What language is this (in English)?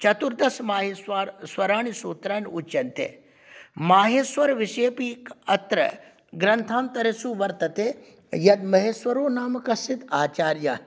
Sanskrit